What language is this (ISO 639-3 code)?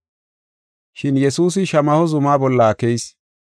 gof